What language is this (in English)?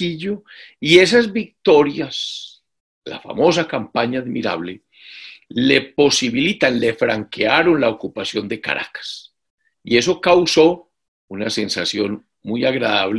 Spanish